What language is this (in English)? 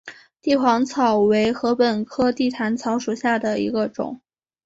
Chinese